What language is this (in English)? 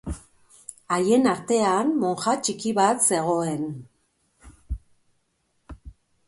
Basque